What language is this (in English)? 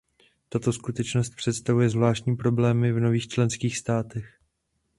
Czech